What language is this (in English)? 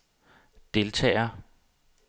Danish